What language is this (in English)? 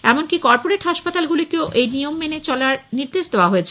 Bangla